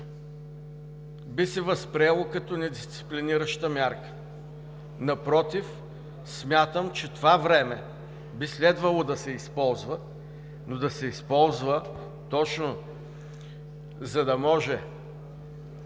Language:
Bulgarian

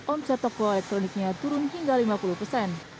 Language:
Indonesian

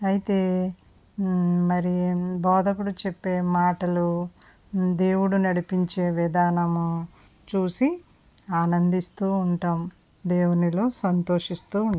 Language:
Telugu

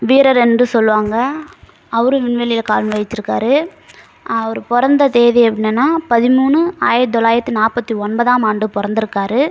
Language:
Tamil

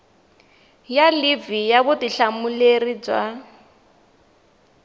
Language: Tsonga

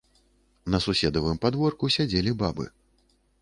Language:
Belarusian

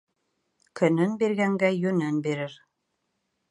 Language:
Bashkir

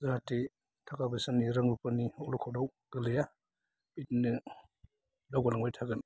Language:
Bodo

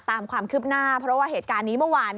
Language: Thai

